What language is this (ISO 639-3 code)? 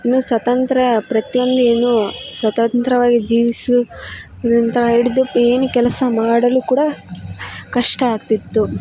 kan